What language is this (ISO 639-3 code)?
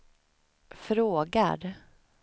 swe